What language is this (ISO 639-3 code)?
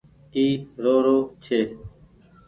gig